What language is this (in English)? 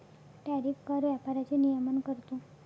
Marathi